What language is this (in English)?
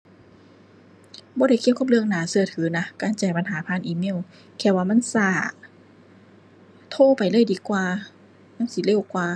Thai